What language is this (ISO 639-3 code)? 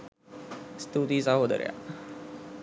sin